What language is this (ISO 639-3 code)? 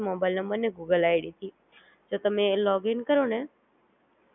guj